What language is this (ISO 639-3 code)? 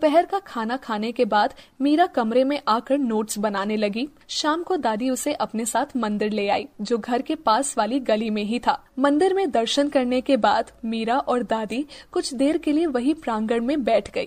hin